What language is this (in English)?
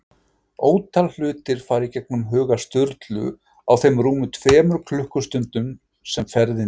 Icelandic